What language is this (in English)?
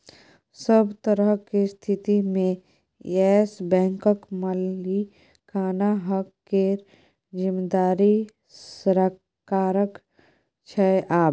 Maithili